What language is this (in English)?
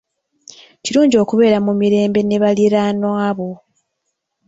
Ganda